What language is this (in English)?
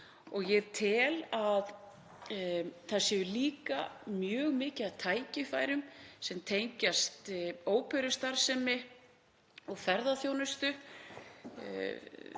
Icelandic